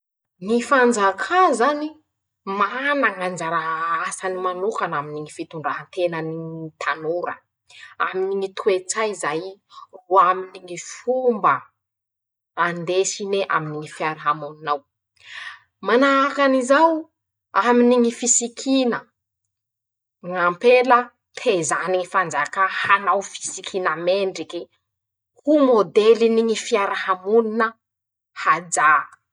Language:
Masikoro Malagasy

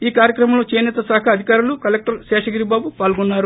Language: Telugu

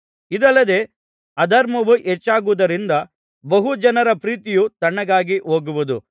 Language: Kannada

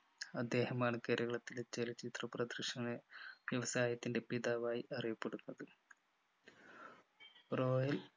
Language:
Malayalam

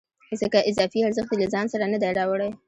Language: Pashto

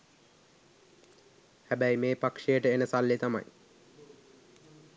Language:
Sinhala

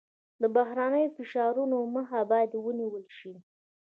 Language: Pashto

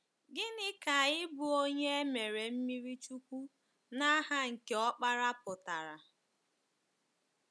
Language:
Igbo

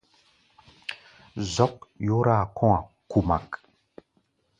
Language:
Gbaya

